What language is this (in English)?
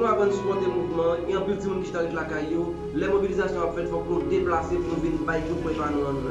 French